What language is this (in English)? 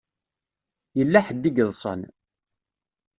Kabyle